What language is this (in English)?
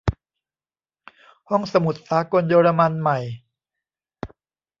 Thai